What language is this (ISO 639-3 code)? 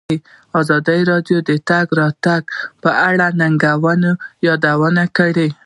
pus